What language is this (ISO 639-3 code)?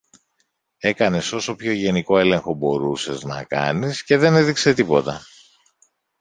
ell